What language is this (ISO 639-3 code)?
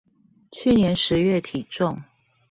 zho